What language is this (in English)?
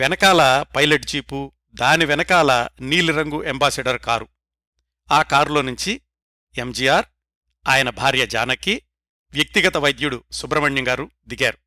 Telugu